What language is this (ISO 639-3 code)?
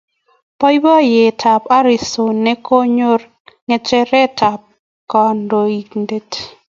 kln